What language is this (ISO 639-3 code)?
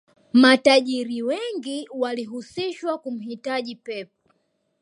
swa